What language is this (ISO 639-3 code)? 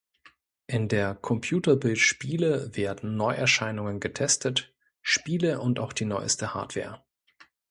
deu